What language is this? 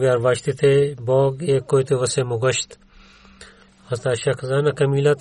Bulgarian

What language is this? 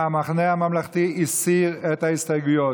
Hebrew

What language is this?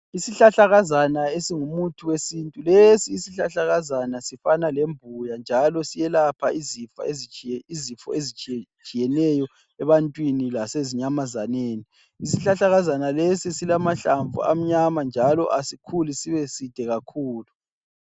North Ndebele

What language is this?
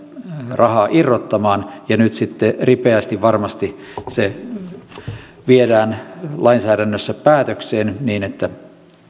Finnish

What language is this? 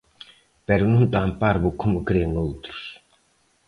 Galician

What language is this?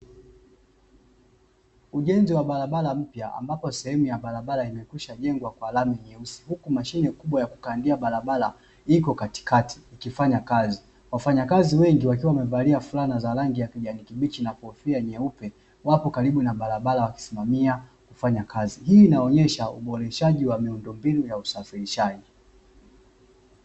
Swahili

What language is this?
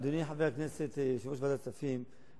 Hebrew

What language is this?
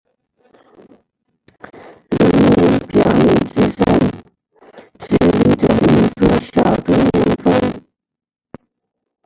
Chinese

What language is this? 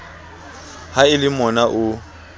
Southern Sotho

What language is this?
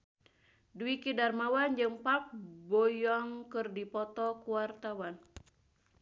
Sundanese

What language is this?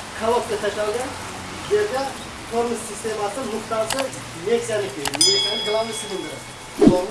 Turkish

